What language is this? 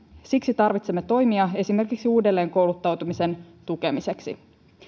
Finnish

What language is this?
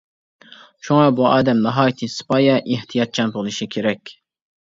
Uyghur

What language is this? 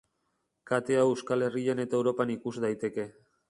Basque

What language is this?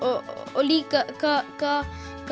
Icelandic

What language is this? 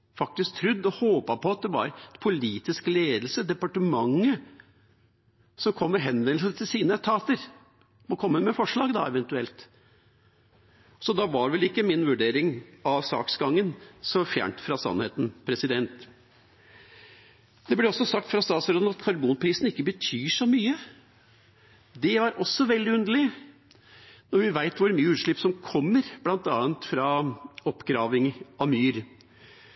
Norwegian Bokmål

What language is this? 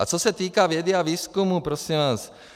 Czech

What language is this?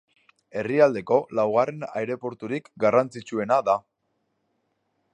Basque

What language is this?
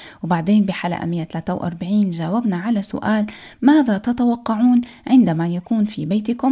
Arabic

